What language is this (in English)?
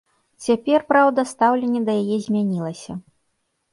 Belarusian